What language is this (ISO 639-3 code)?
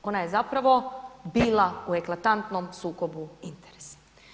hrv